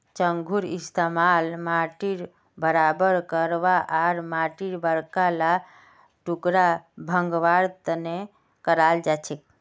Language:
Magahi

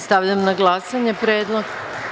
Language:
Serbian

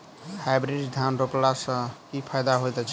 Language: Maithili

